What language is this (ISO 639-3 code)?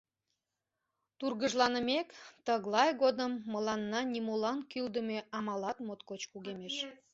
chm